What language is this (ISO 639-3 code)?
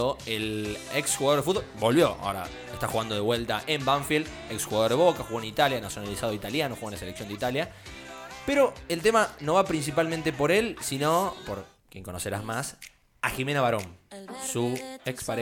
spa